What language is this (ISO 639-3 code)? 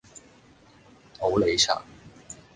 yue